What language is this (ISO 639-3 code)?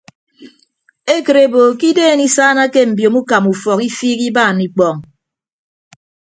ibb